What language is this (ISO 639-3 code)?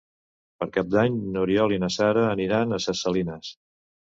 cat